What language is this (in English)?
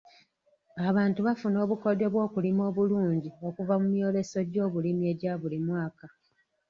Ganda